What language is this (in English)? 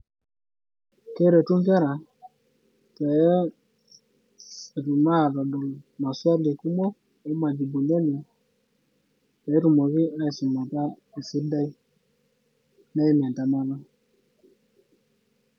Masai